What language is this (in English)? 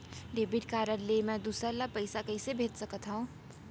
Chhattisgarhi